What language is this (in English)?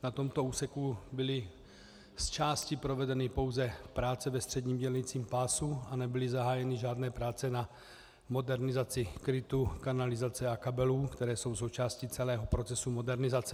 Czech